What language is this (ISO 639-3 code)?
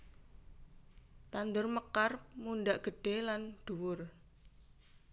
jav